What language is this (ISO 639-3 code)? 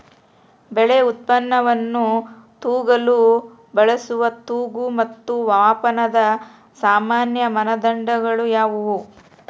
kan